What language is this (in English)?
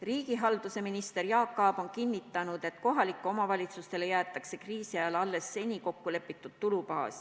Estonian